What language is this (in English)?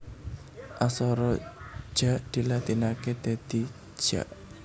Javanese